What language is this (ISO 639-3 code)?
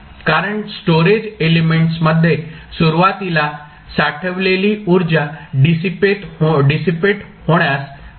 mar